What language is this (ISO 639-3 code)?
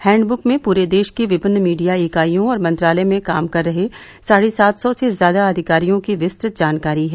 hin